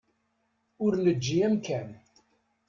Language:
Kabyle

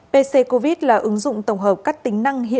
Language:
Vietnamese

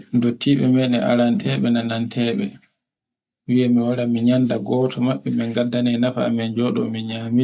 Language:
Borgu Fulfulde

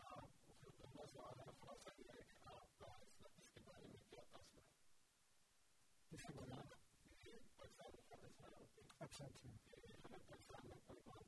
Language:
Urdu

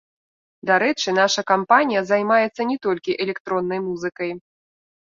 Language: Belarusian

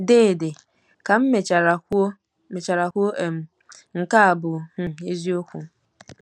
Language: Igbo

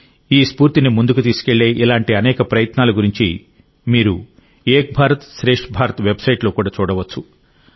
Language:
Telugu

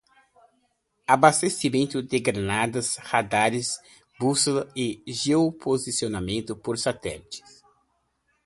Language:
Portuguese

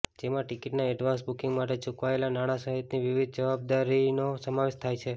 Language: Gujarati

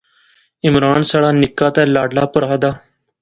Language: Pahari-Potwari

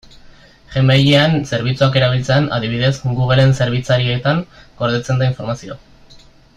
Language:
Basque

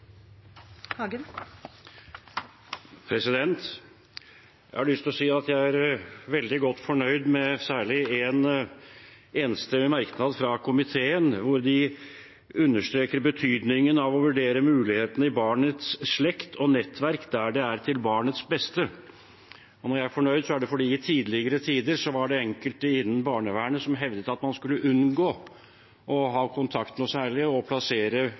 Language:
Norwegian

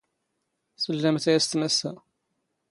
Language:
Standard Moroccan Tamazight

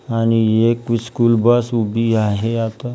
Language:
Marathi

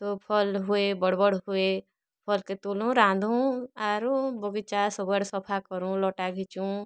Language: Odia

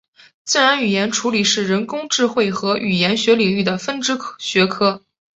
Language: Chinese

